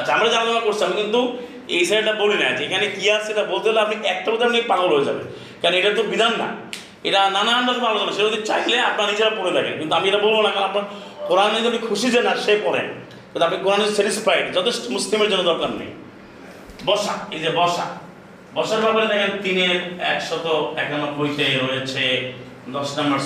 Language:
Bangla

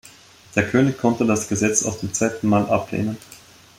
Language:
German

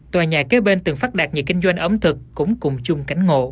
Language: Vietnamese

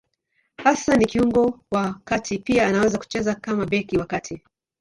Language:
Swahili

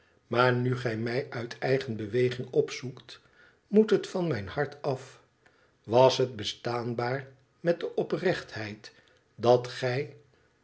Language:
Dutch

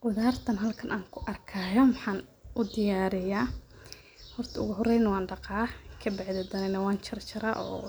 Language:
Somali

